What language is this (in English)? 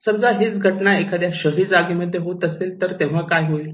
Marathi